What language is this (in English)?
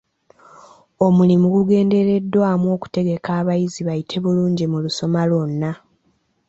Ganda